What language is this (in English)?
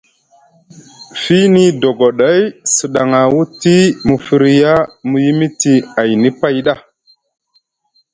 Musgu